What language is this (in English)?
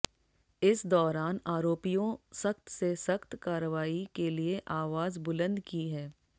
Hindi